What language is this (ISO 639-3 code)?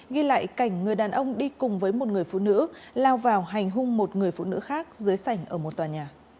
vie